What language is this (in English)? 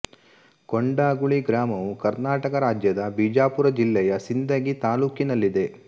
Kannada